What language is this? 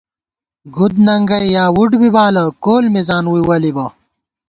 Gawar-Bati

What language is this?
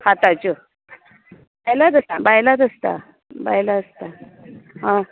Konkani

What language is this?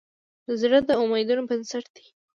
Pashto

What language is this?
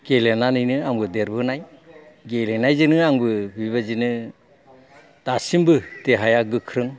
Bodo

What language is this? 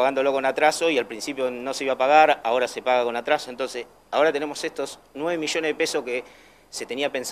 Spanish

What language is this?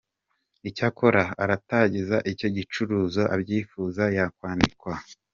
Kinyarwanda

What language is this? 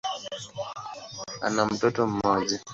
Swahili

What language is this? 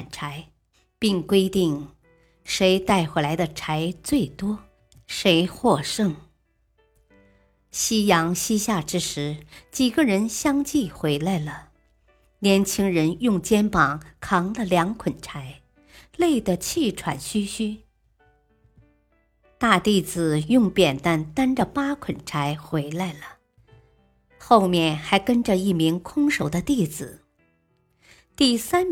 Chinese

